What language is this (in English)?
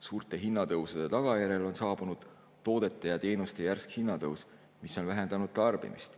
Estonian